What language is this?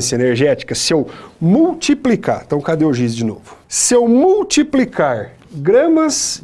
Portuguese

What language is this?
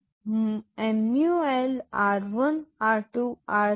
Gujarati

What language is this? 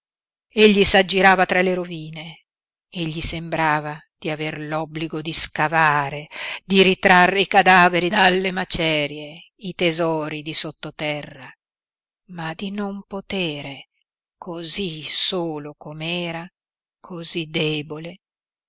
Italian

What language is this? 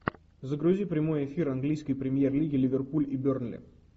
Russian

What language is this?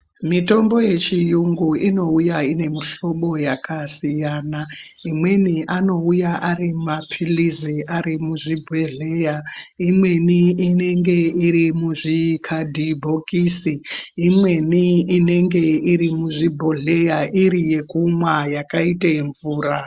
Ndau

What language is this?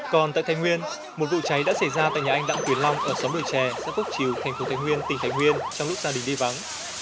Vietnamese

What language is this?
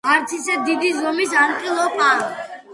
Georgian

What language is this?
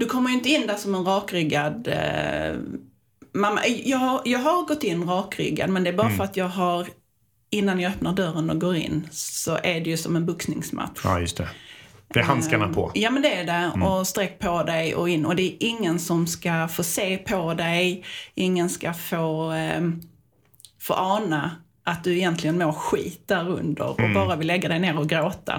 Swedish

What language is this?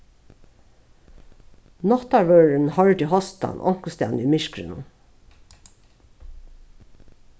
Faroese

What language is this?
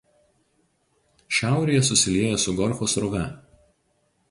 Lithuanian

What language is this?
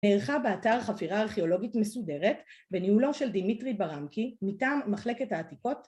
Hebrew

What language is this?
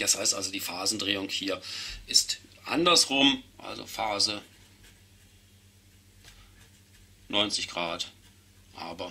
German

